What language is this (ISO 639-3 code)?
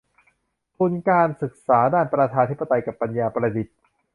tha